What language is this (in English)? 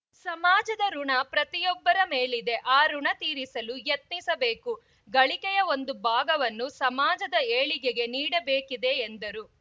Kannada